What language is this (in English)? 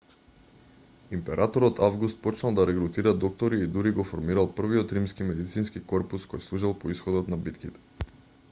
Macedonian